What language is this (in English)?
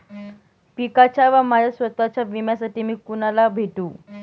Marathi